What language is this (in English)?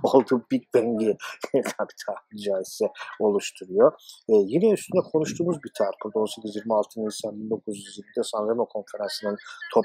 Turkish